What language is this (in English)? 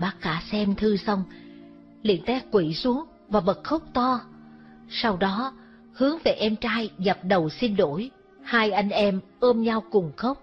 Vietnamese